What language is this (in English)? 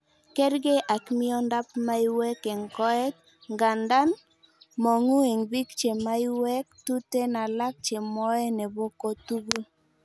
Kalenjin